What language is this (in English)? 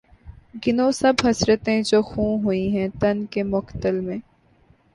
Urdu